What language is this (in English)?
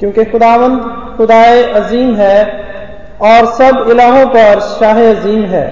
Hindi